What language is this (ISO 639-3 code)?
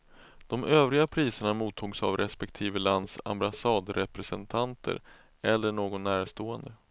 swe